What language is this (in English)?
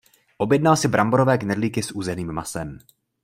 Czech